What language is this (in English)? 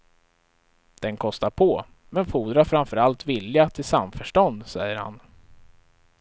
Swedish